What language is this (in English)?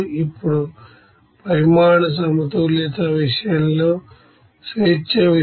Telugu